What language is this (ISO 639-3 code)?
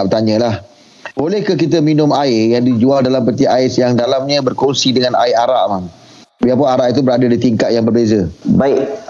msa